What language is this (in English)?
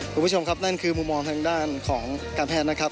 Thai